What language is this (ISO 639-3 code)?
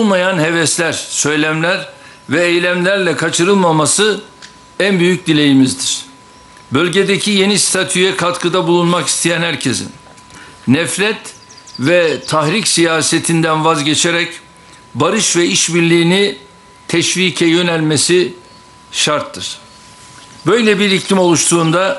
tur